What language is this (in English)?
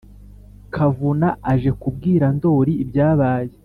Kinyarwanda